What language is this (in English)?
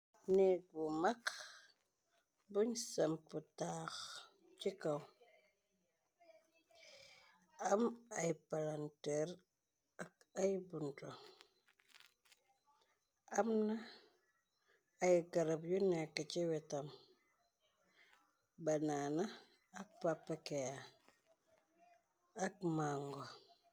Wolof